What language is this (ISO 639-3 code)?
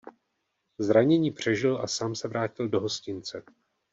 ces